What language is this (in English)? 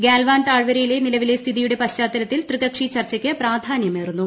Malayalam